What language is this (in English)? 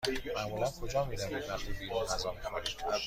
Persian